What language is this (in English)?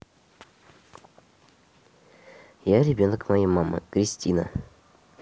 Russian